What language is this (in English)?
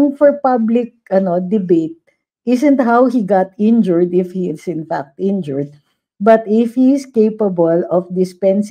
Filipino